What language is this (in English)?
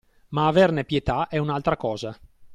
Italian